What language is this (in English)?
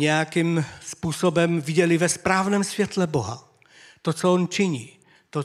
Czech